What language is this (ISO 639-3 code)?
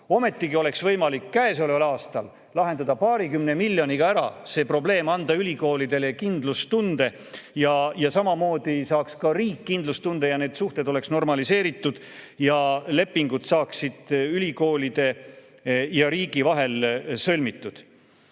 est